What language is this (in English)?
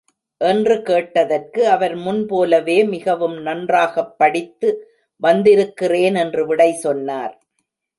Tamil